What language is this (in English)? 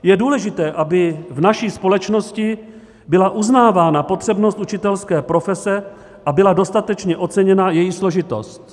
Czech